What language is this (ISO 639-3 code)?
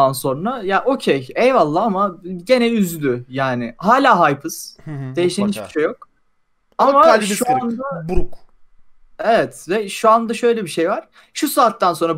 tur